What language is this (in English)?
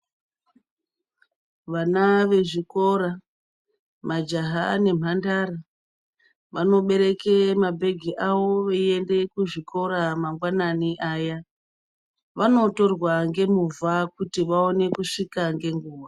Ndau